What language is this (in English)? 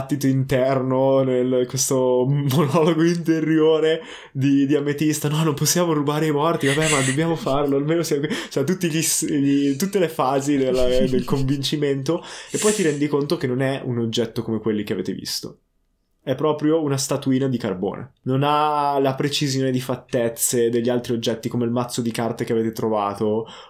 Italian